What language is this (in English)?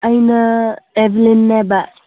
Manipuri